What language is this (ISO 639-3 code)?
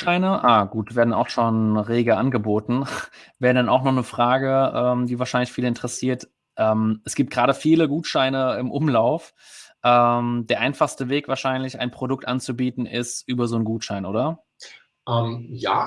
deu